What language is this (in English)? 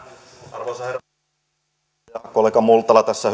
Finnish